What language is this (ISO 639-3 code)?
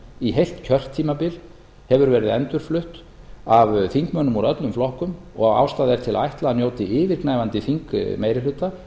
isl